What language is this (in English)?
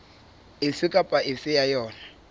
Southern Sotho